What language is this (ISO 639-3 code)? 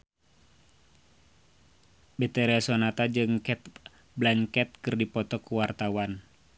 sun